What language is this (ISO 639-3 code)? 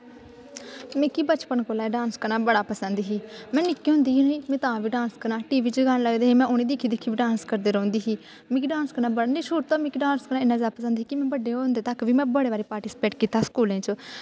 doi